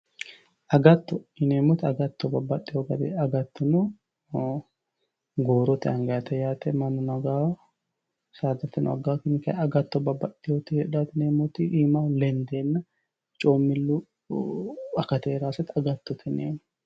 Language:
Sidamo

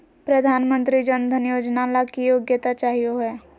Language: Magahi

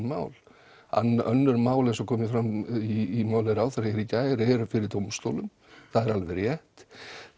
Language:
Icelandic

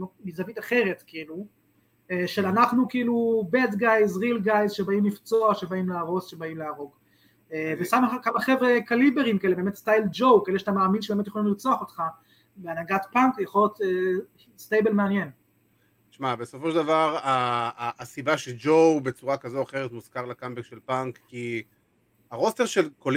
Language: Hebrew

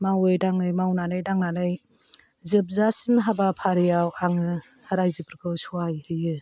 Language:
Bodo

